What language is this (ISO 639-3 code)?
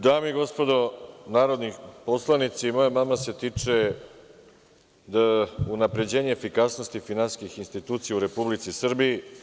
srp